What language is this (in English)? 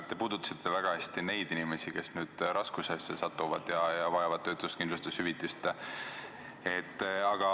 Estonian